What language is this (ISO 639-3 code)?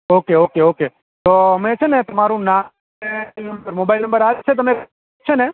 guj